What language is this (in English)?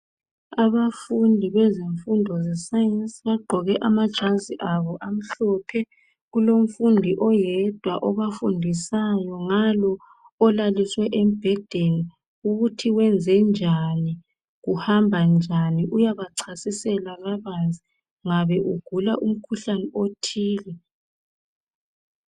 North Ndebele